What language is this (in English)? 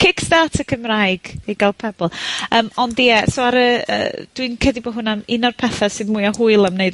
Welsh